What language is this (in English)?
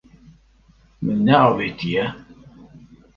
Kurdish